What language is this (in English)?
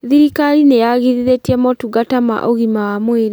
Kikuyu